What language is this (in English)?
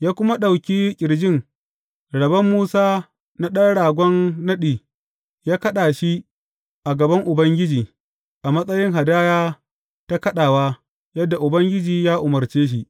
Hausa